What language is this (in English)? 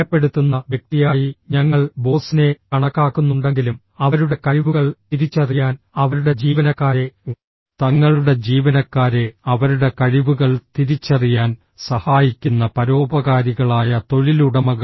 Malayalam